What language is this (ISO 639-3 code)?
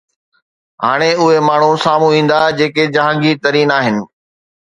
snd